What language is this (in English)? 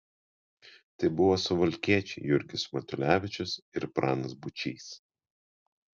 Lithuanian